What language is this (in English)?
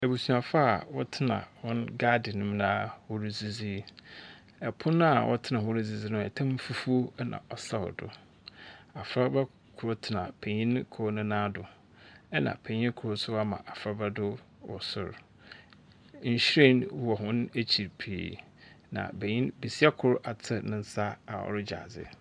Akan